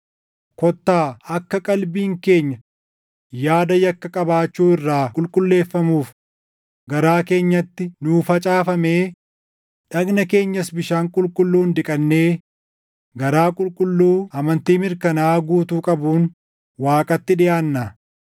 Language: Oromo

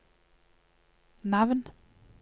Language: Norwegian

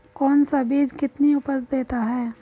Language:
Hindi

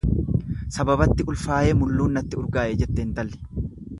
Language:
Oromo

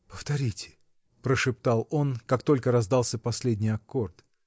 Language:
Russian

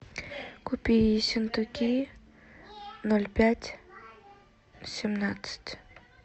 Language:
Russian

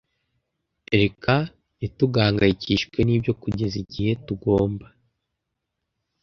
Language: Kinyarwanda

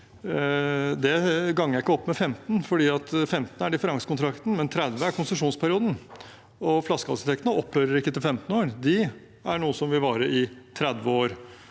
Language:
Norwegian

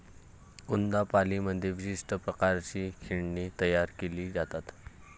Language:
Marathi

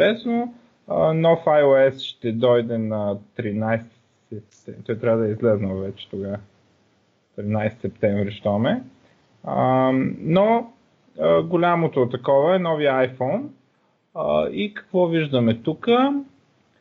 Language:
Bulgarian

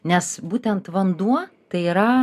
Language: Lithuanian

